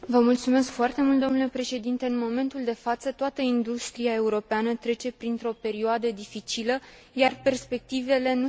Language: Romanian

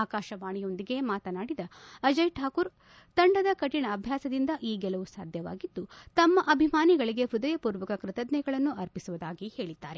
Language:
Kannada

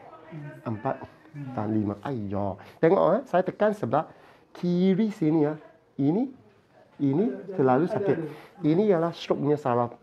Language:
Malay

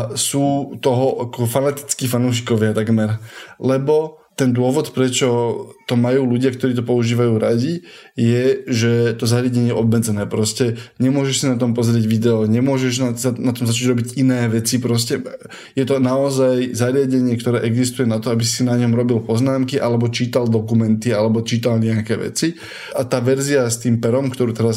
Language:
Slovak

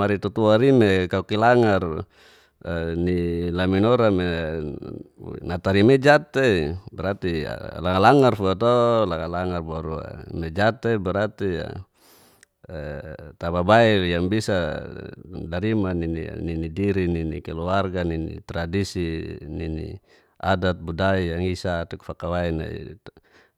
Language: Geser-Gorom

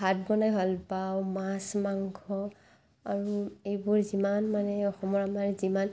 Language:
Assamese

